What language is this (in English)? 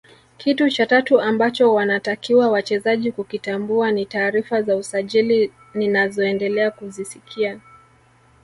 Swahili